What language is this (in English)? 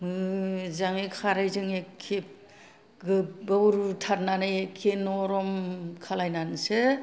Bodo